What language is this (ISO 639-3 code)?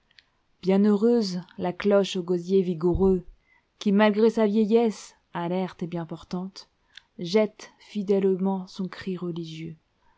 fra